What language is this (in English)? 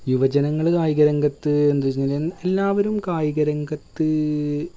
Malayalam